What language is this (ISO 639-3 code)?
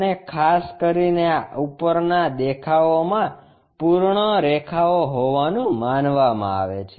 guj